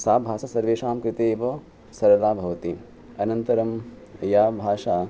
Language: Sanskrit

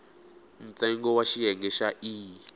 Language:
Tsonga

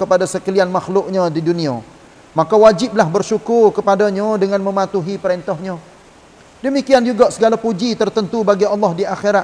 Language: Malay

